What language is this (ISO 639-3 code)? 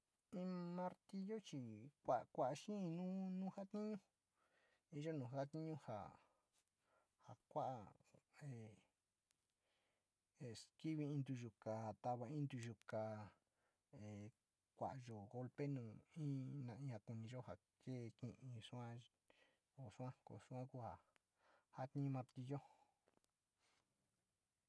xti